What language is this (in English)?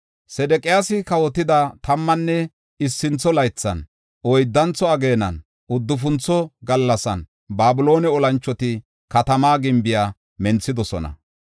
Gofa